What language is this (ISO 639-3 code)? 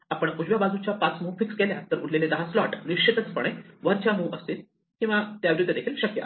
mar